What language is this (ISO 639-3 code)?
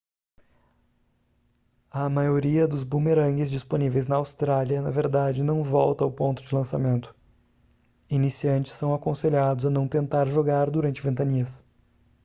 por